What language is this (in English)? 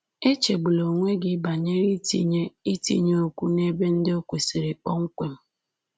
Igbo